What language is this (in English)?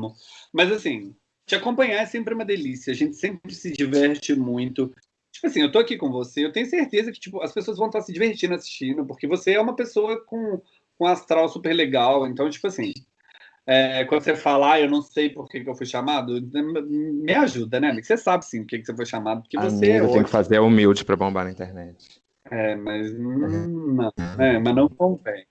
Portuguese